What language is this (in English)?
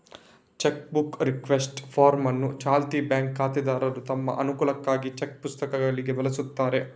Kannada